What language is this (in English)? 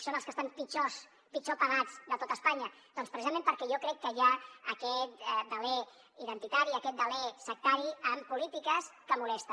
Catalan